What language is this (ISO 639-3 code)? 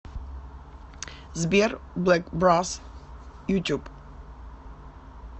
rus